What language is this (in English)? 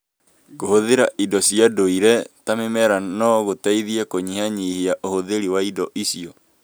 Kikuyu